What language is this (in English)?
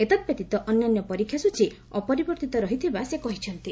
Odia